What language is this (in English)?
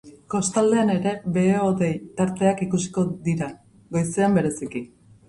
Basque